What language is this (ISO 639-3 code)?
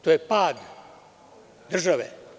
srp